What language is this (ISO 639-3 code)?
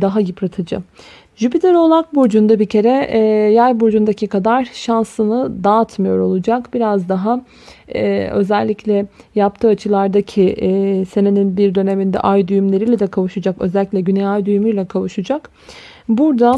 tur